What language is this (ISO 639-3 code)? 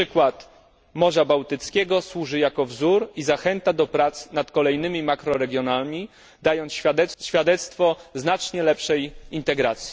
pol